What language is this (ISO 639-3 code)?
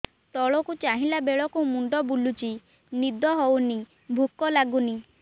ori